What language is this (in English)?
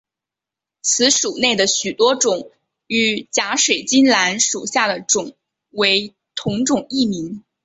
Chinese